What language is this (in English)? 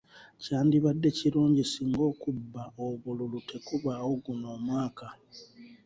Ganda